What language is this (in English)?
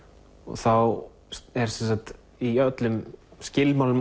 Icelandic